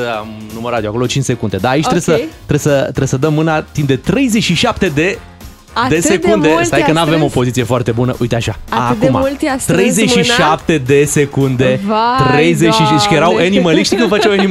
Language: Romanian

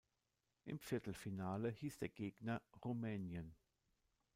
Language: German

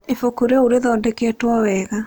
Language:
Kikuyu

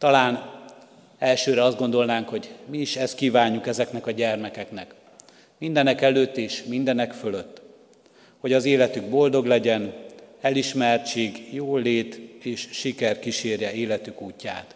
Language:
Hungarian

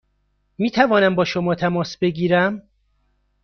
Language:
Persian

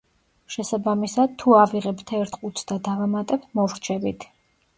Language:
Georgian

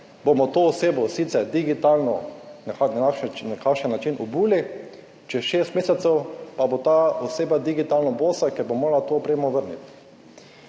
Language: Slovenian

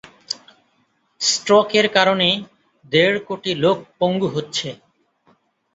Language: Bangla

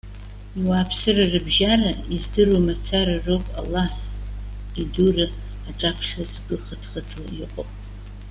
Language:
Abkhazian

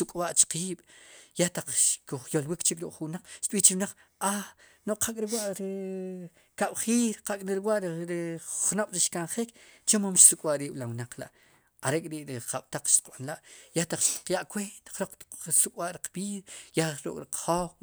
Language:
Sipacapense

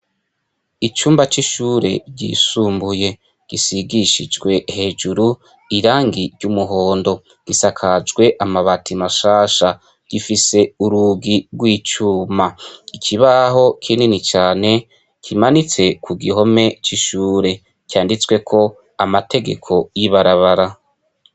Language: Rundi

